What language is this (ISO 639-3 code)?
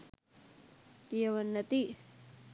sin